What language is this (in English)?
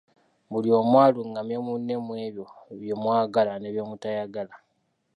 Ganda